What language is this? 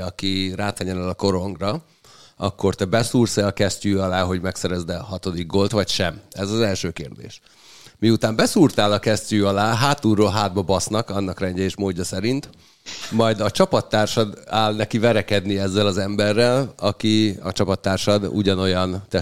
Hungarian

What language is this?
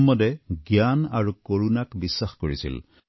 Assamese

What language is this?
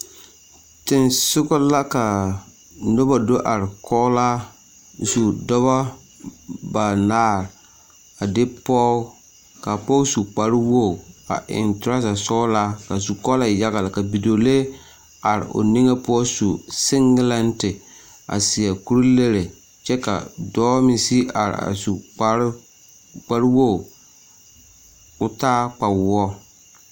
Southern Dagaare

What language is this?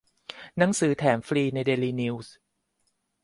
Thai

